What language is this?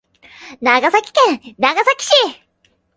Japanese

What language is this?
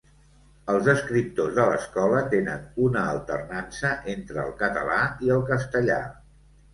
Catalan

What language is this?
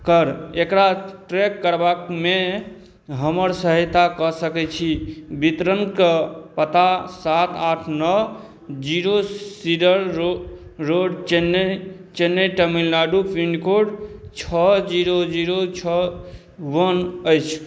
Maithili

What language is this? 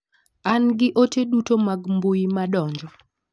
Luo (Kenya and Tanzania)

